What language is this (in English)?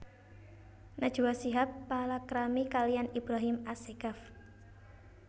Javanese